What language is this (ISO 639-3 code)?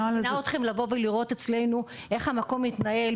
heb